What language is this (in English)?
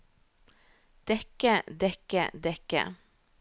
Norwegian